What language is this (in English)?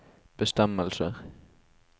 Norwegian